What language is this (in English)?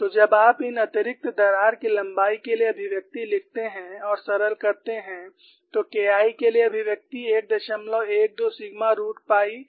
Hindi